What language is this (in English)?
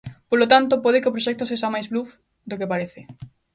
Galician